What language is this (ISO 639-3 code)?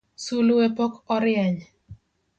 luo